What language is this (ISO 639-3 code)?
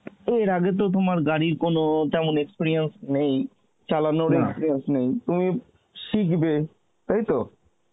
ben